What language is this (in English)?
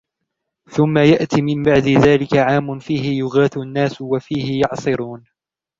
Arabic